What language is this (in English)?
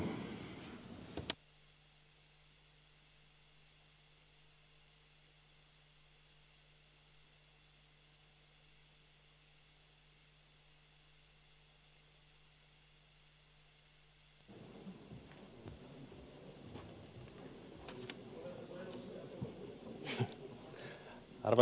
Finnish